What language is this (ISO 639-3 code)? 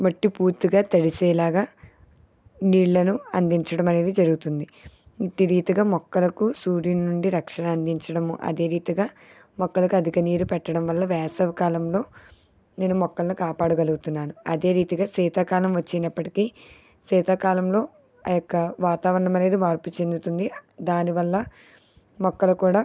tel